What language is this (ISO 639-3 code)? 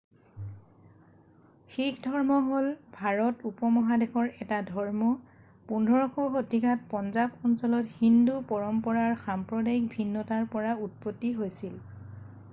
asm